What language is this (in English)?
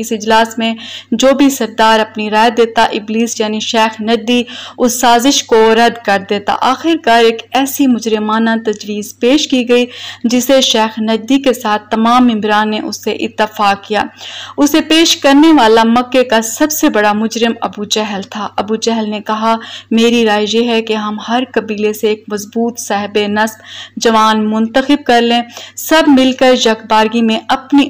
Hindi